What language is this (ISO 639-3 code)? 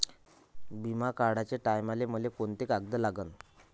mar